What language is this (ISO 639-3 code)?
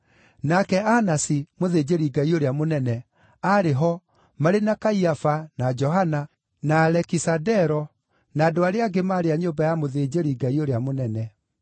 kik